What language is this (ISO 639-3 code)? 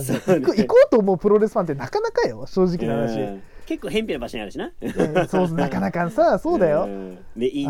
jpn